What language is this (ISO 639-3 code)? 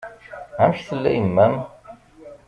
kab